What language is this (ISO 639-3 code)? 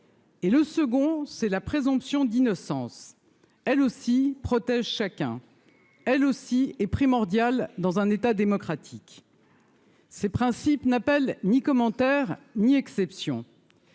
fra